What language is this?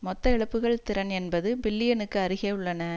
Tamil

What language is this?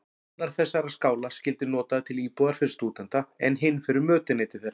Icelandic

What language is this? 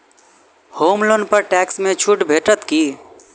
Maithili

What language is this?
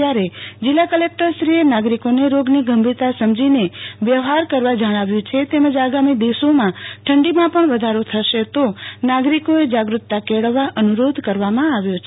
Gujarati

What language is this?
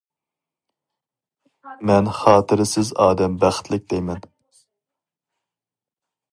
Uyghur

